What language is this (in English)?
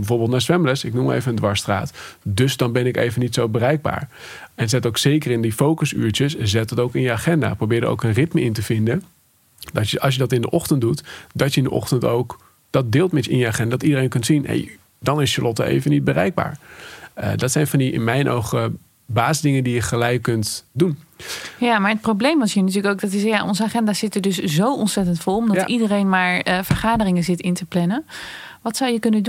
Dutch